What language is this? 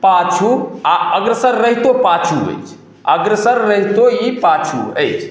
Maithili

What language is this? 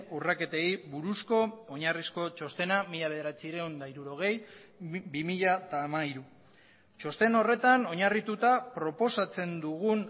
Basque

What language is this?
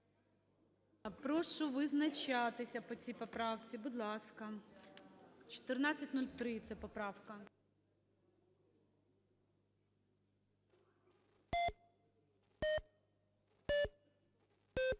Ukrainian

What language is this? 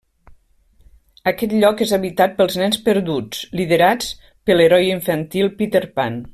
Catalan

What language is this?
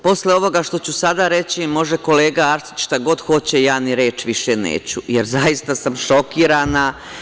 Serbian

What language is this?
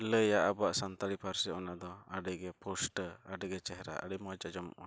Santali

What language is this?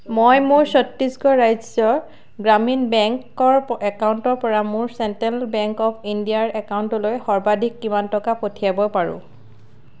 Assamese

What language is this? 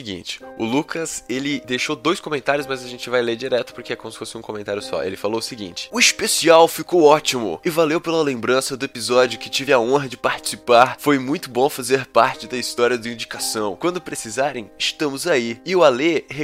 Portuguese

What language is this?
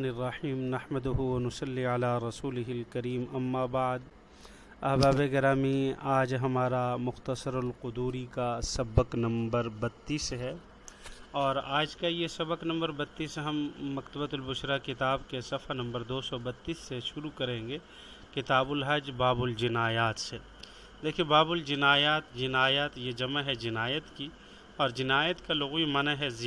Urdu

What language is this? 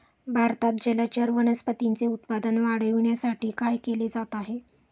Marathi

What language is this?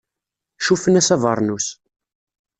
Kabyle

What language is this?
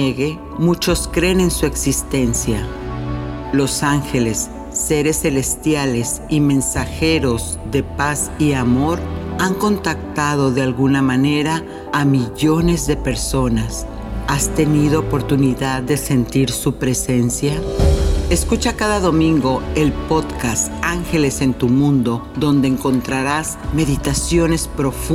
Spanish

